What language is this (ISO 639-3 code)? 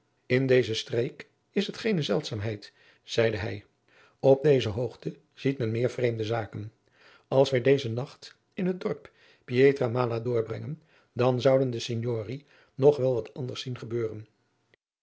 nld